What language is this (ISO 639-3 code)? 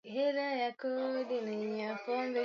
swa